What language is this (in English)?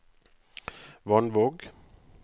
Norwegian